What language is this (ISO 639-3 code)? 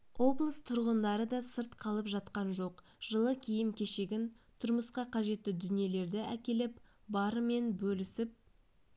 kaz